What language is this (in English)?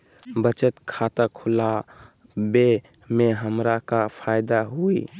Magahi